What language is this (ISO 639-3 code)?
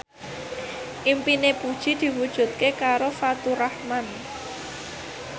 jav